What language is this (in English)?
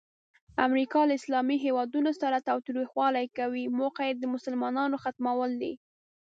Pashto